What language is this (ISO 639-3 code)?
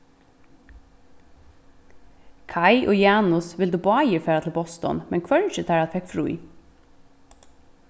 fao